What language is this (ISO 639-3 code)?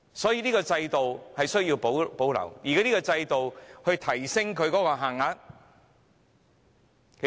yue